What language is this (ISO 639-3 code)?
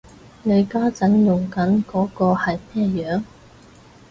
yue